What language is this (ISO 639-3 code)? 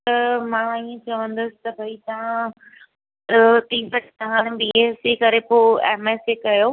snd